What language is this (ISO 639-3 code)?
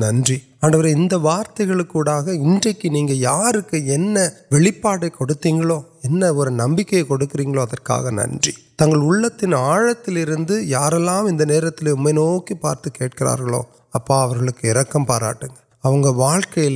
urd